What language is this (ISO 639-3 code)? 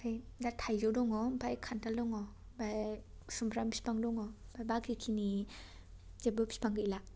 brx